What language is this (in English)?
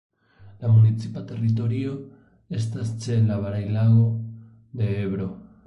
Esperanto